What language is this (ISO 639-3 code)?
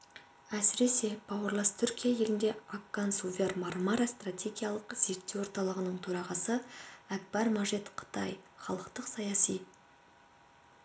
kaz